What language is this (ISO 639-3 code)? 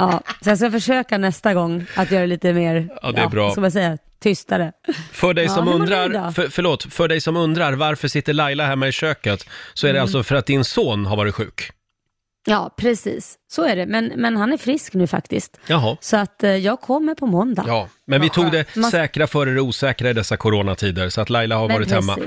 swe